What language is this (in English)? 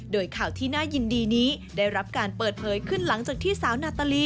Thai